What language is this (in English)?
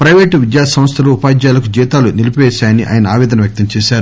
Telugu